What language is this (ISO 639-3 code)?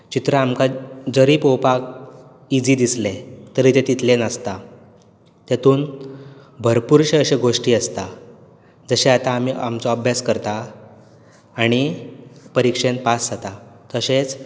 kok